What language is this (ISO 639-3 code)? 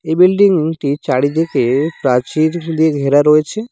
ben